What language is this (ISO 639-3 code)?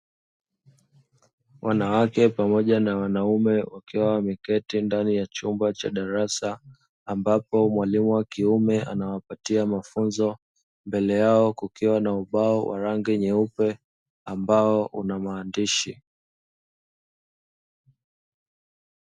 swa